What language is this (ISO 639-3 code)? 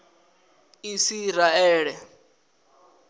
ven